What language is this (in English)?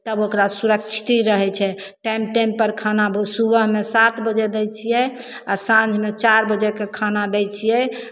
Maithili